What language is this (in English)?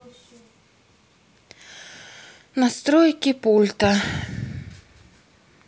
Russian